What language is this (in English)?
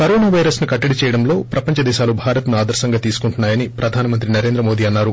Telugu